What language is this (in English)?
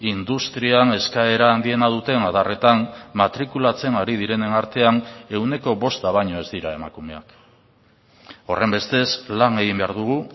Basque